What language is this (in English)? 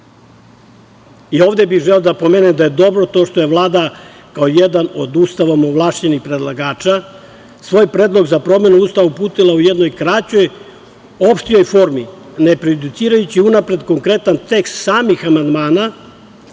Serbian